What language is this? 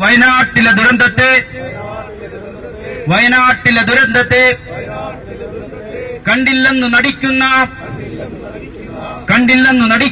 Malayalam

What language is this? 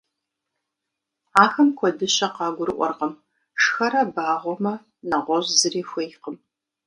Kabardian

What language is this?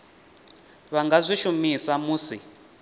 Venda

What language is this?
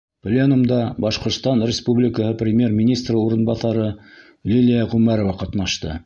Bashkir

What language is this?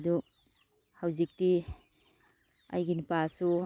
Manipuri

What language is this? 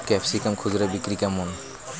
Bangla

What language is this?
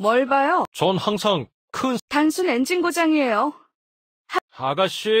Korean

